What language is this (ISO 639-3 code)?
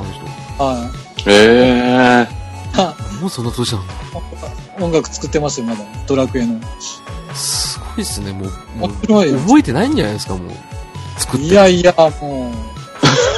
jpn